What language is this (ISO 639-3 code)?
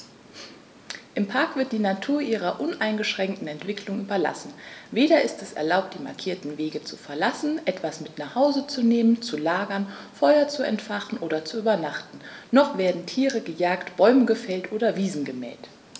deu